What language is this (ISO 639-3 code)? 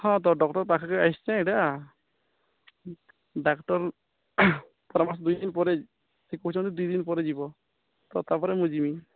ori